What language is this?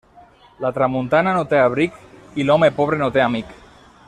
Catalan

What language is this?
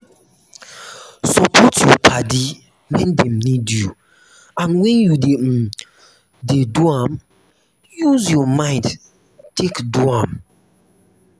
Nigerian Pidgin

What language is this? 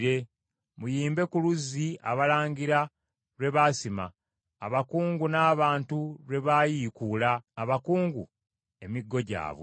Ganda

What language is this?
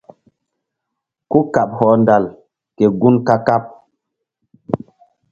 Mbum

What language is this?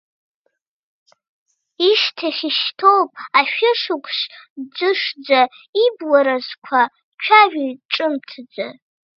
Abkhazian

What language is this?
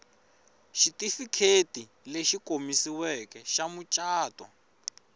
Tsonga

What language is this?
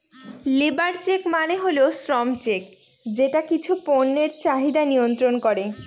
Bangla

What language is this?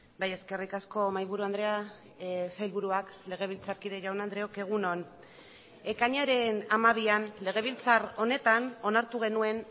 Basque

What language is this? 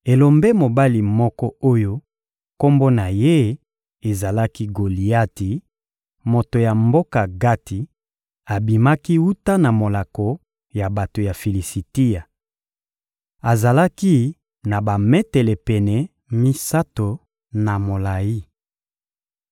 Lingala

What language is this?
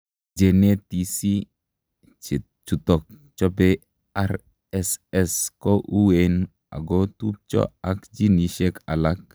Kalenjin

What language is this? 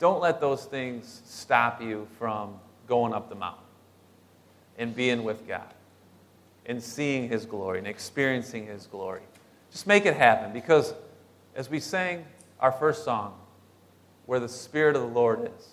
English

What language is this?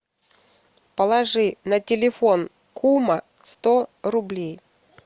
Russian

